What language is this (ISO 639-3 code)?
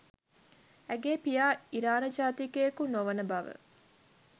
sin